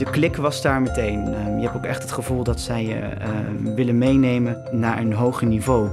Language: Dutch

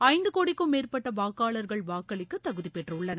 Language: Tamil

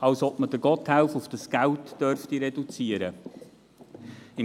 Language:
Swiss German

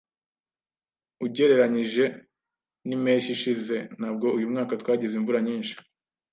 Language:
Kinyarwanda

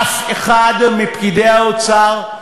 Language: Hebrew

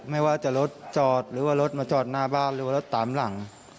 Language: Thai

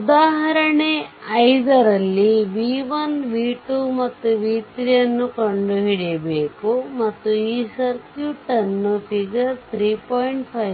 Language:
Kannada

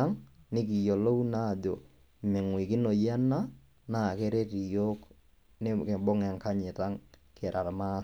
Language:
Masai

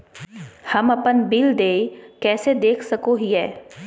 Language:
Magahi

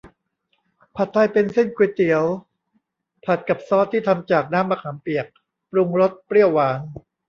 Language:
Thai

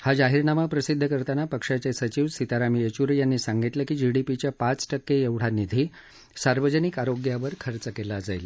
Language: Marathi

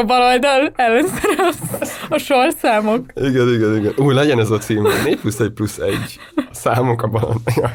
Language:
Hungarian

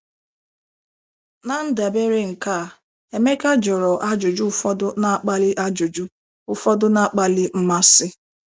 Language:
Igbo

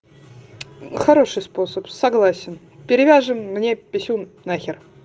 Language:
Russian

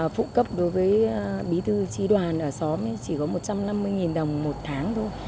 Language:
Vietnamese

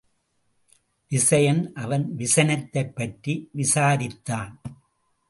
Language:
Tamil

